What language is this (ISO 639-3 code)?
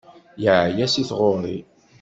kab